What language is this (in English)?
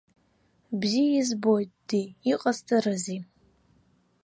Abkhazian